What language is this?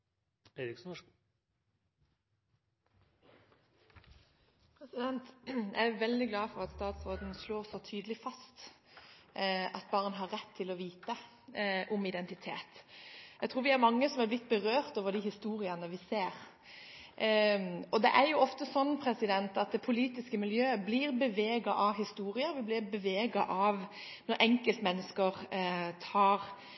Norwegian Bokmål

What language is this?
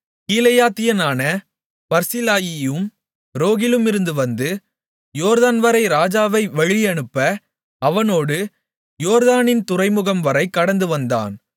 Tamil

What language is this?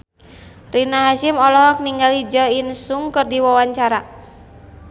Sundanese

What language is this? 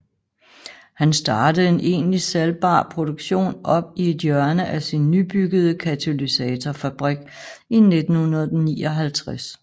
Danish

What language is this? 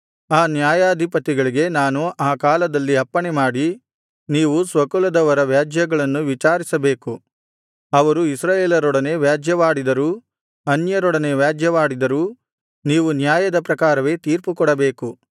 Kannada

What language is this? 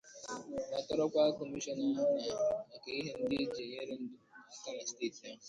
Igbo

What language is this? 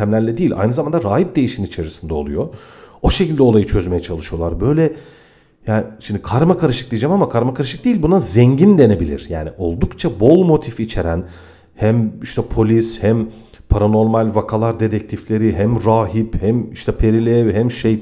Turkish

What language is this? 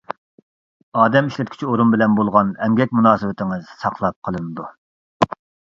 Uyghur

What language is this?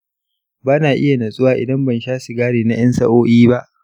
Hausa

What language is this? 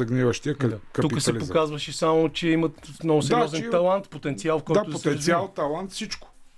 Bulgarian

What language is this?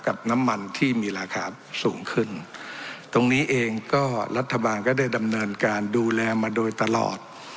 Thai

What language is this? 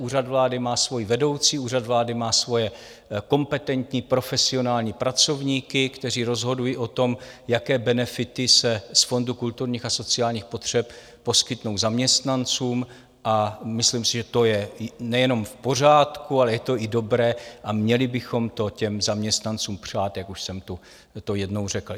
Czech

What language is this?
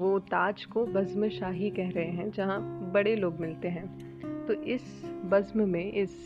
Hindi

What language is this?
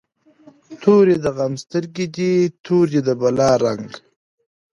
Pashto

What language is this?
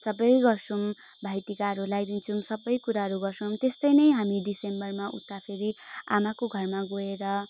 Nepali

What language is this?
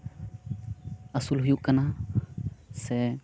Santali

